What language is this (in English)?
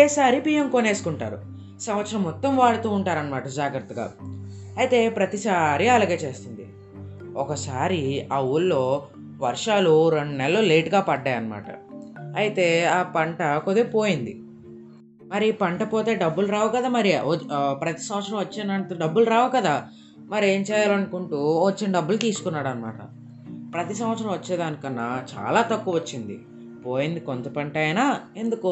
Telugu